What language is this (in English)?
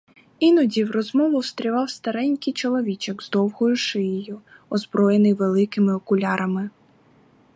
Ukrainian